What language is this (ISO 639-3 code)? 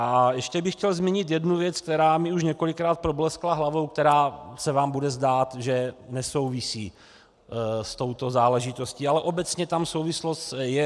ces